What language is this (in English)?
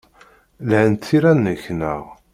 Kabyle